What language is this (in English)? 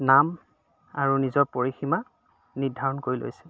Assamese